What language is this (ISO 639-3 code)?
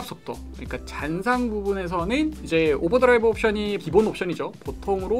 kor